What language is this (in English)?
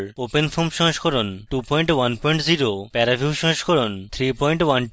Bangla